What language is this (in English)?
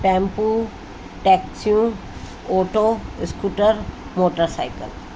Sindhi